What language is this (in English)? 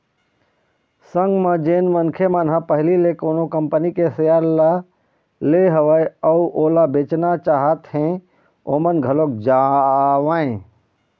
Chhattisgarhi